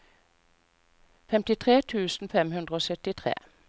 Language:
Norwegian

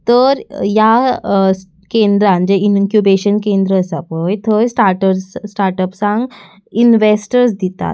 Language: Konkani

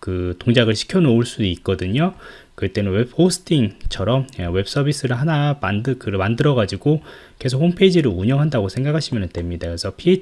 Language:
Korean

